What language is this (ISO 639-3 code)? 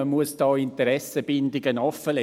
gsw